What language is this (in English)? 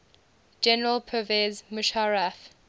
English